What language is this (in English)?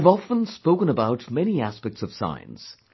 English